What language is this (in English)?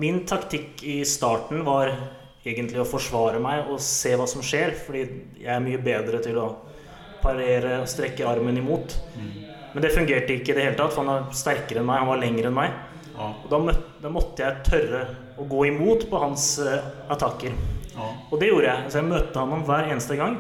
Swedish